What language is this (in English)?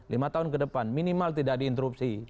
Indonesian